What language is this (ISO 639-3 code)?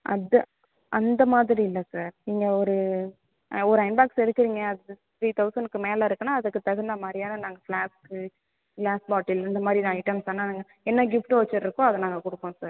tam